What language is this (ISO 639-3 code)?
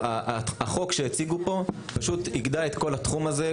heb